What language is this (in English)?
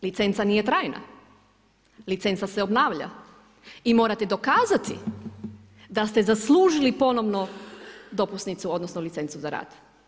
Croatian